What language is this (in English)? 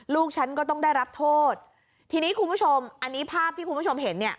Thai